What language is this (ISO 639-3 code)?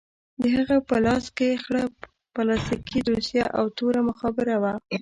pus